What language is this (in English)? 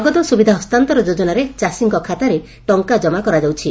Odia